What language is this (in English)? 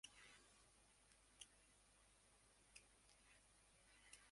Bangla